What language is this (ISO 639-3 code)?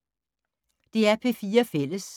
dan